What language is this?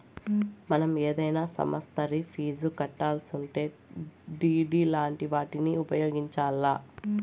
Telugu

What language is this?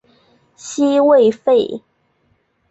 Chinese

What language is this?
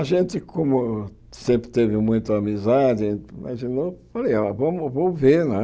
Portuguese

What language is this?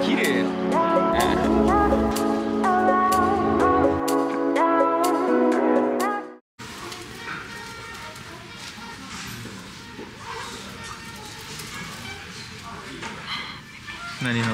Japanese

